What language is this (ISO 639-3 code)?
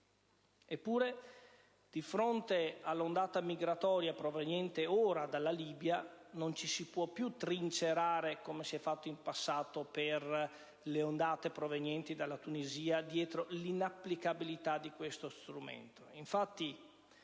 ita